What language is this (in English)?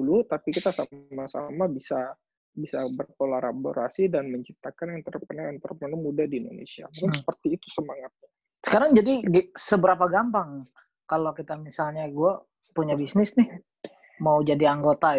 Indonesian